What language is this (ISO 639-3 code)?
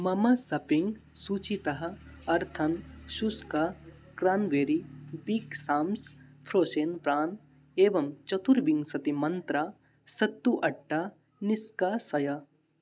san